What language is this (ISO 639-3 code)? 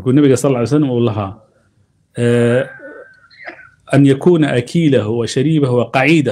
ara